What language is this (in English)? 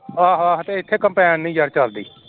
Punjabi